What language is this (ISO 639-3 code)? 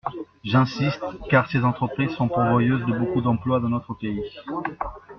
fra